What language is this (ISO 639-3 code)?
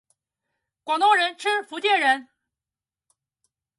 zho